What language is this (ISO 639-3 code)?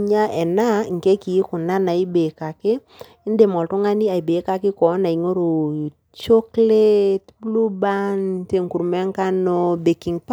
mas